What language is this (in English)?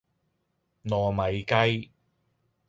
Cantonese